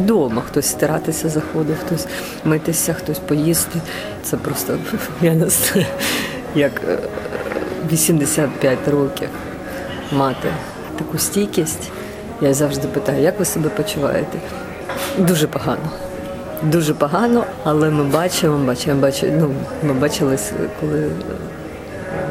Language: Ukrainian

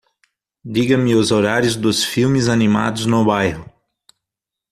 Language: Portuguese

